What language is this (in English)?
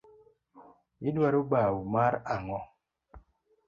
Luo (Kenya and Tanzania)